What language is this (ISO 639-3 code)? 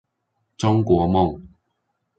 zho